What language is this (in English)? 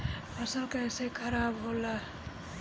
Bhojpuri